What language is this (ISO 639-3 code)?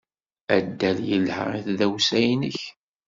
kab